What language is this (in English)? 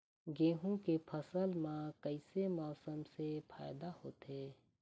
Chhattisgarhi